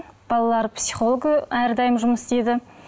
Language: Kazakh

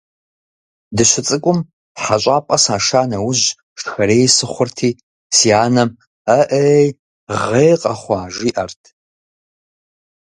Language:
Kabardian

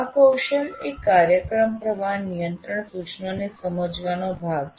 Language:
Gujarati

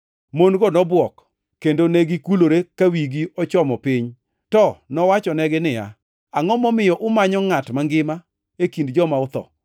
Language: Luo (Kenya and Tanzania)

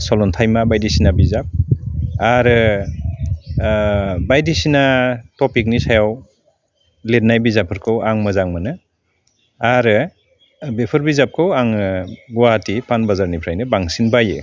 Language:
Bodo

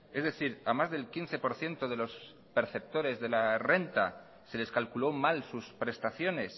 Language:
Spanish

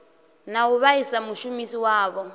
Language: Venda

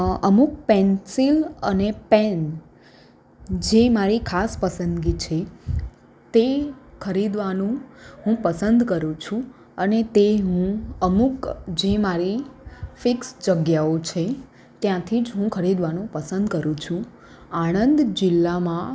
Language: Gujarati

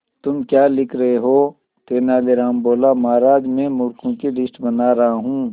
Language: Hindi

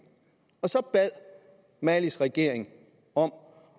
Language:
Danish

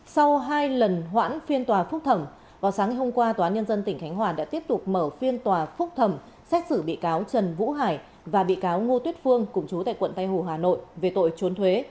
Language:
Vietnamese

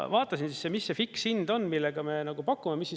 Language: Estonian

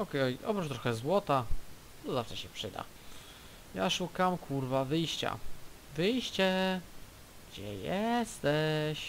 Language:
Polish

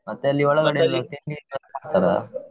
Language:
Kannada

